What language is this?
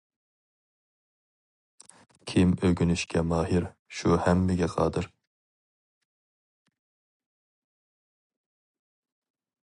Uyghur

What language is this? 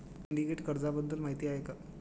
Marathi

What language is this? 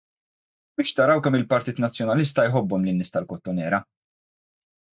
Maltese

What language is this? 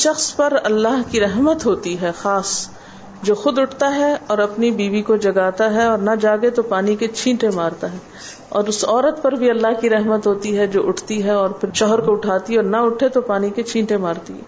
Urdu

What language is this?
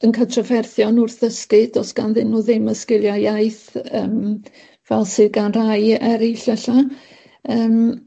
Welsh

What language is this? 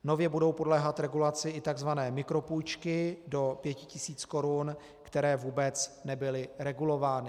Czech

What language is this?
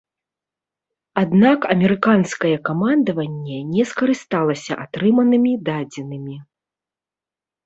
Belarusian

